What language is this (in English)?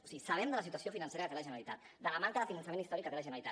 Catalan